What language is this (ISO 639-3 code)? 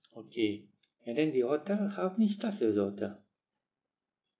eng